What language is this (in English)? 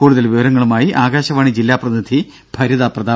Malayalam